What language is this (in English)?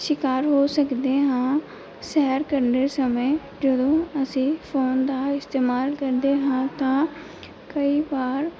Punjabi